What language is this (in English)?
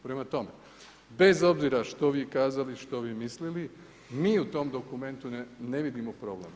Croatian